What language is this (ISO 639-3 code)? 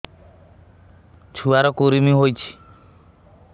ori